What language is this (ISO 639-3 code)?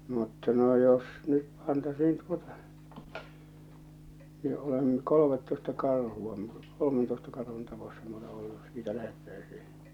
fin